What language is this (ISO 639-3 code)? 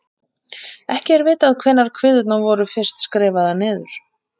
isl